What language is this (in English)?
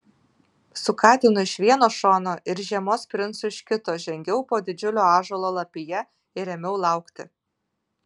Lithuanian